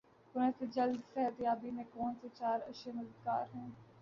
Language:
Urdu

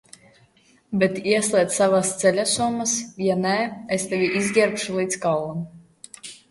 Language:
Latvian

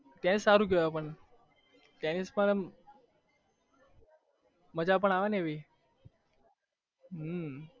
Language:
Gujarati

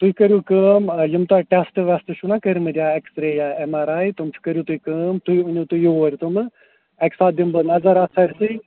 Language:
Kashmiri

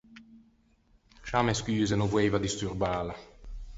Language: Ligurian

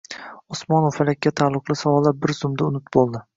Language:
Uzbek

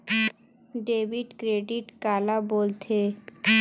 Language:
Chhattisgarhi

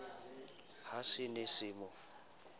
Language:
Southern Sotho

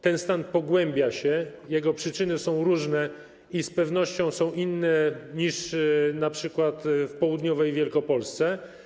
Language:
Polish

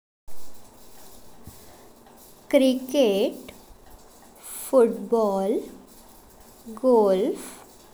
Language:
Konkani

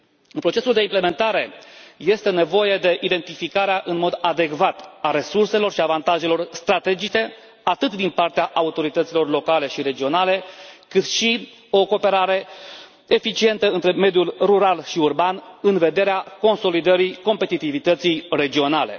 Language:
Romanian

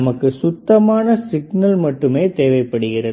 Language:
Tamil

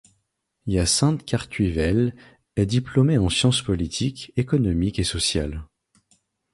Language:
French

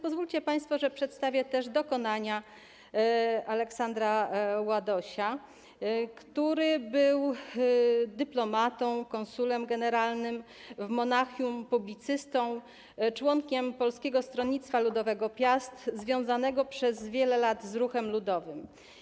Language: Polish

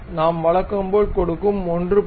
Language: Tamil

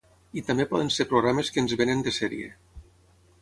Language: Catalan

